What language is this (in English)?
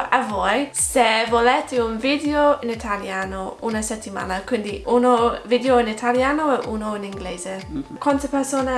Italian